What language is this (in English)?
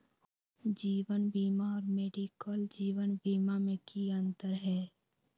Magahi